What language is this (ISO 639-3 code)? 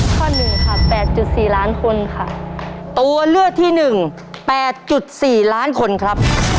tha